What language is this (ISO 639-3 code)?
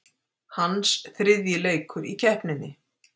isl